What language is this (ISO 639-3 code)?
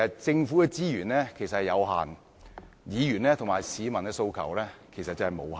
yue